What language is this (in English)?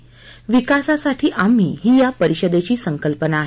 Marathi